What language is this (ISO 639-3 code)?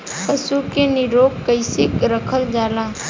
bho